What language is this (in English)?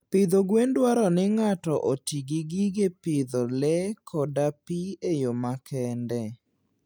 Luo (Kenya and Tanzania)